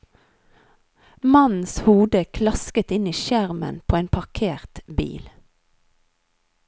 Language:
Norwegian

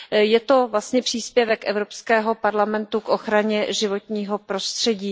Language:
Czech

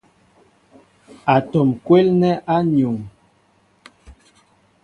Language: Mbo (Cameroon)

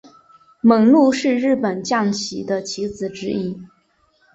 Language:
Chinese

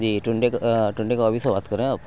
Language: Urdu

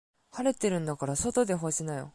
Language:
Japanese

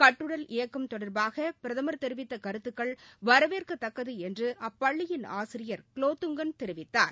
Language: Tamil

